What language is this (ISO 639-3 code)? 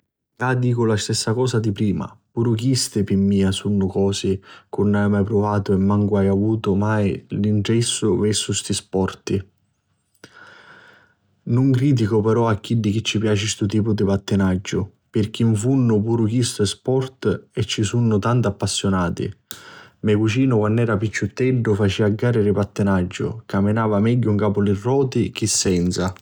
scn